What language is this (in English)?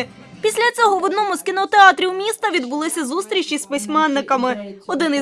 Ukrainian